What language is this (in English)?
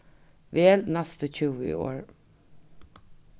Faroese